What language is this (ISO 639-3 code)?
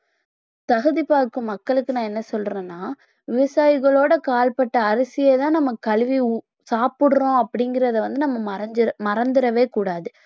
tam